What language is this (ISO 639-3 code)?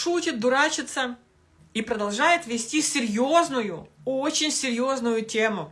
rus